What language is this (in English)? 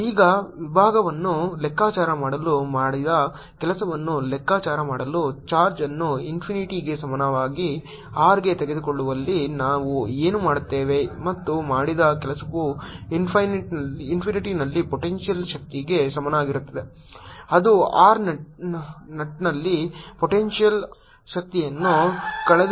Kannada